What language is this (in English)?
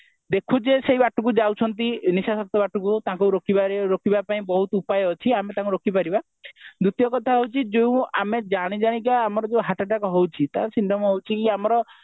Odia